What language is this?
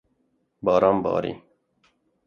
Kurdish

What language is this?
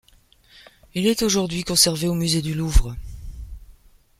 French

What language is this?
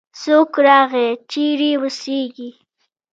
Pashto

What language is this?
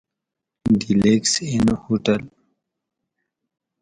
Gawri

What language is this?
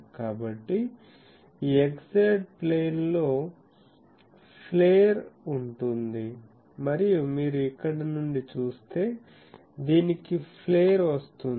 Telugu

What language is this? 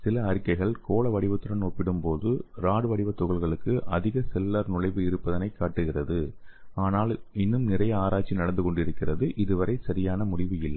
Tamil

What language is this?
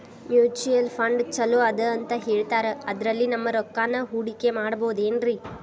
Kannada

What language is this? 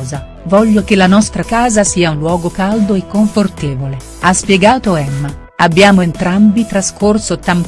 Italian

